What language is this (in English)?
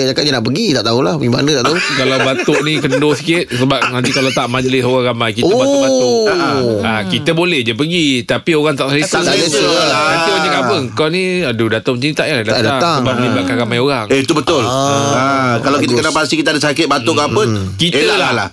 Malay